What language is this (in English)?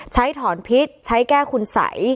Thai